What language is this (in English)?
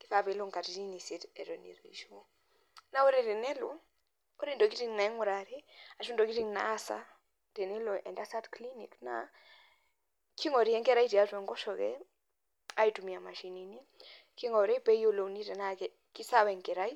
Masai